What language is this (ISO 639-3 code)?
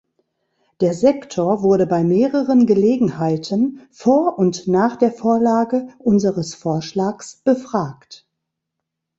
deu